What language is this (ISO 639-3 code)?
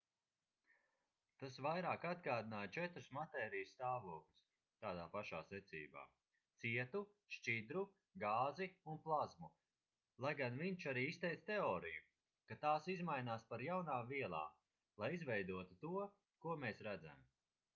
lav